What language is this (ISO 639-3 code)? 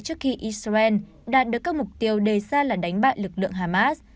vie